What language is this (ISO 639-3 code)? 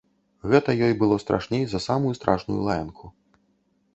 bel